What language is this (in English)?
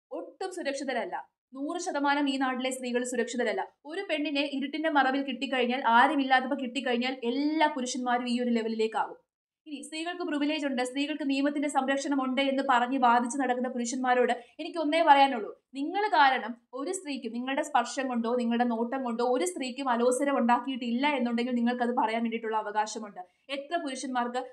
Malayalam